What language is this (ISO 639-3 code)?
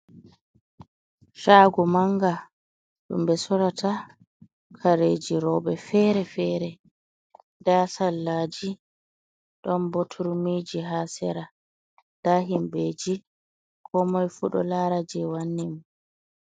ful